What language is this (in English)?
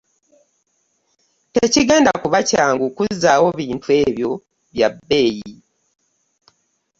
Ganda